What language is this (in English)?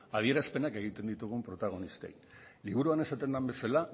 Basque